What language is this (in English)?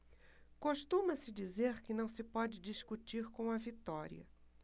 Portuguese